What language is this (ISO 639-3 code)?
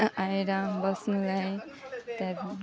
nep